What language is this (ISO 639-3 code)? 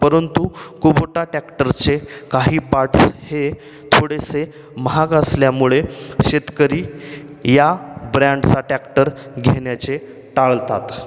mar